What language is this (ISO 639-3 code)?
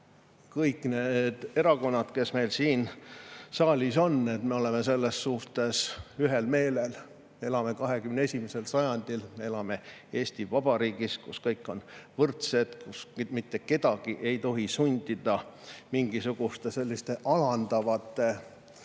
est